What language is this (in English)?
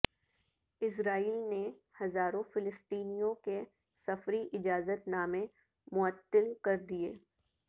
Urdu